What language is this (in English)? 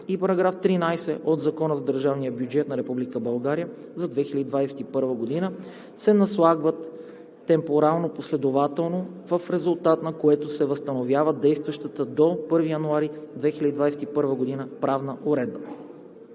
Bulgarian